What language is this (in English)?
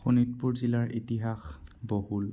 Assamese